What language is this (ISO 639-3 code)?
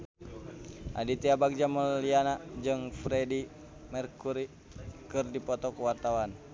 sun